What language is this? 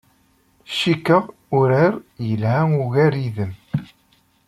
Kabyle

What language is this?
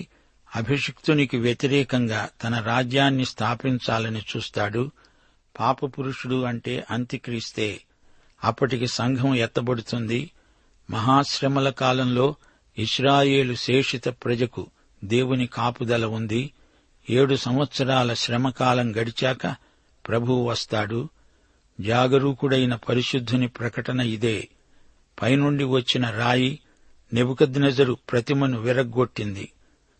Telugu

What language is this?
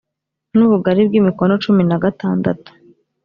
Kinyarwanda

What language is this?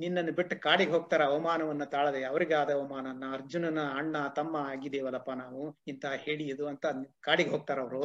Kannada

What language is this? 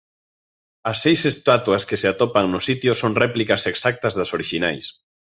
Galician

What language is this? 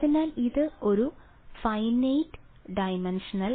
Malayalam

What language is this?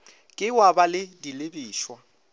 Northern Sotho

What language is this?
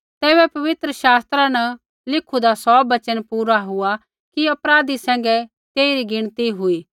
Kullu Pahari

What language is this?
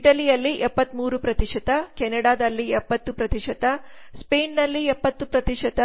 Kannada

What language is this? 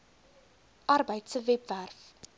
Afrikaans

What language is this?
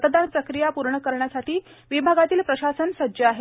Marathi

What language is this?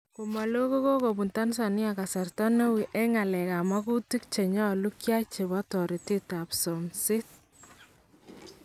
Kalenjin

